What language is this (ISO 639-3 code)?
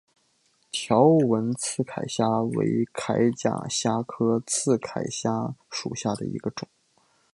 zho